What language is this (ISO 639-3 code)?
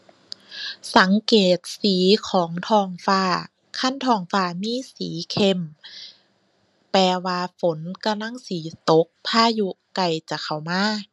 tha